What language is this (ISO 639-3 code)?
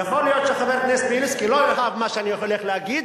heb